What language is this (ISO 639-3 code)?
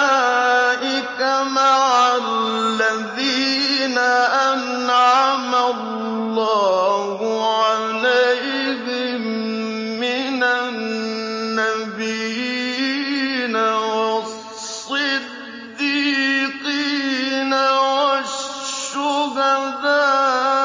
ara